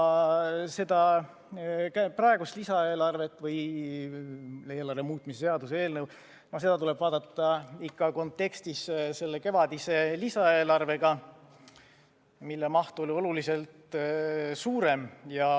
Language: Estonian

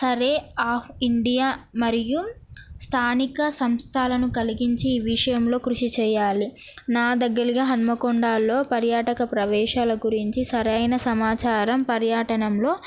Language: Telugu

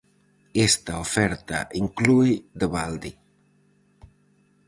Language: Galician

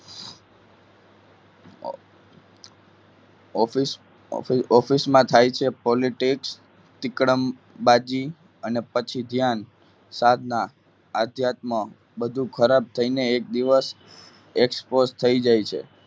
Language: Gujarati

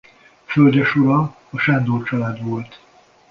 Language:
Hungarian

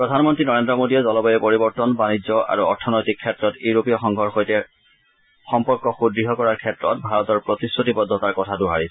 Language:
Assamese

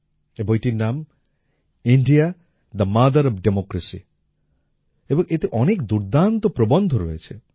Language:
Bangla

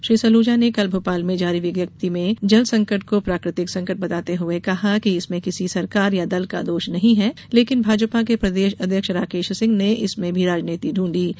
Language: Hindi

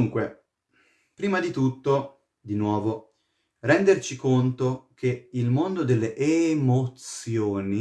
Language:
Italian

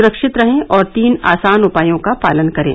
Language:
Hindi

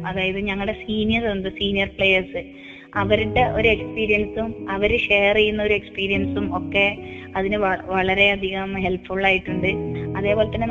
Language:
Malayalam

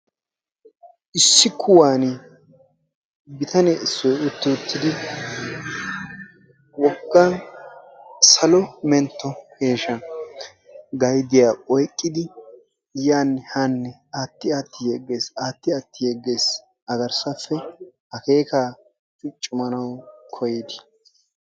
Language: Wolaytta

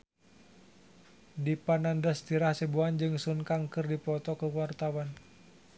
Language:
Sundanese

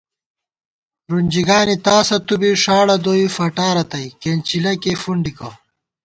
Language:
Gawar-Bati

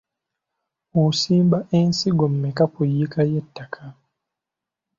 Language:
Ganda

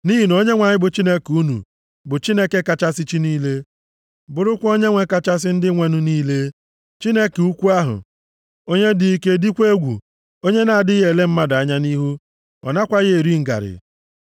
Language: Igbo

